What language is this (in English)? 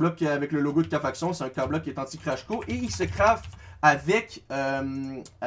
French